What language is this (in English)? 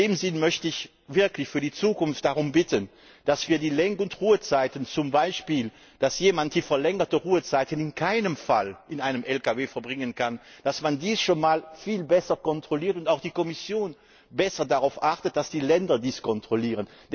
German